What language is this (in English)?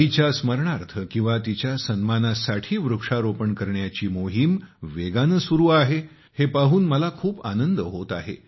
Marathi